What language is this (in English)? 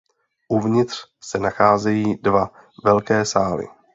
Czech